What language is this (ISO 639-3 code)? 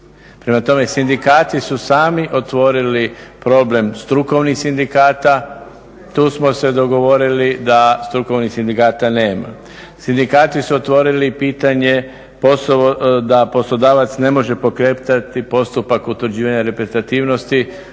hrv